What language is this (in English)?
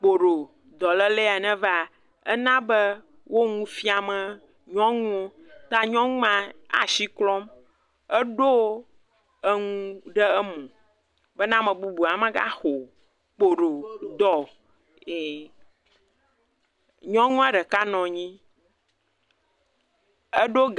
Ewe